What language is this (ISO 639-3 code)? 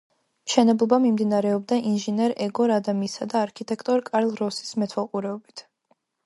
kat